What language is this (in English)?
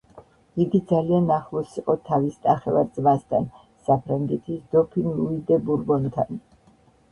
Georgian